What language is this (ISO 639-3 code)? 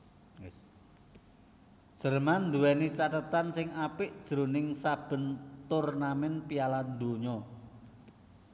jav